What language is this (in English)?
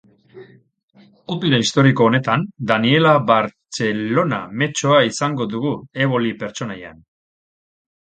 Basque